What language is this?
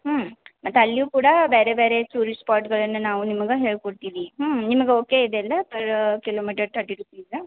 Kannada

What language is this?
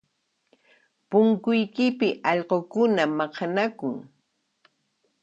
Puno Quechua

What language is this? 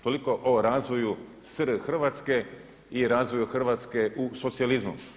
Croatian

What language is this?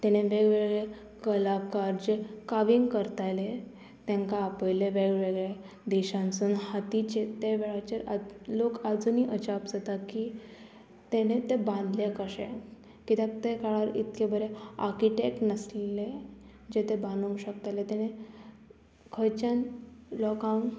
Konkani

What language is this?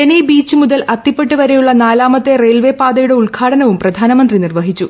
Malayalam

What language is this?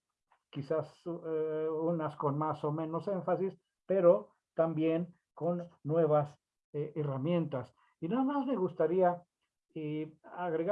Spanish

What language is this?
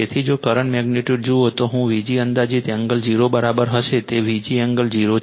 Gujarati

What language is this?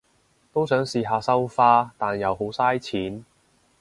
Cantonese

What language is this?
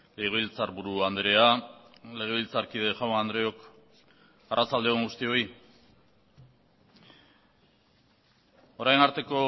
Basque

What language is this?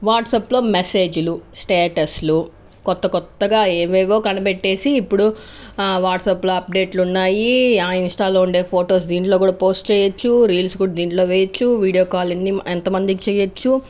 Telugu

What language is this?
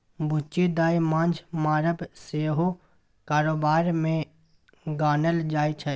Maithili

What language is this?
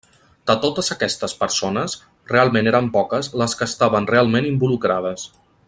Catalan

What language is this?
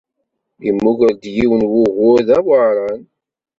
Kabyle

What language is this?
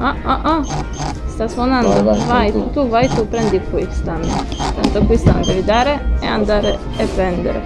Italian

